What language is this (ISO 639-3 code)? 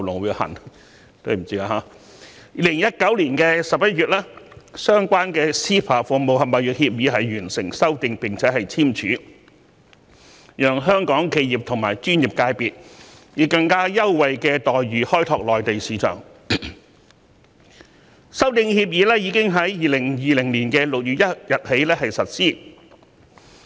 yue